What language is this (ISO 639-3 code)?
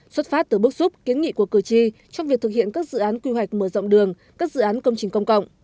vie